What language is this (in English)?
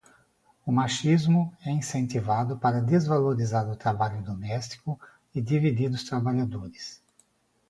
Portuguese